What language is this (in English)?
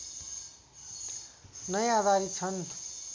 Nepali